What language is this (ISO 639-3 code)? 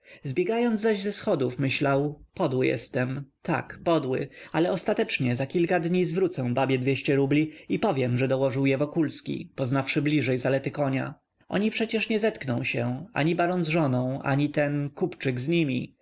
pol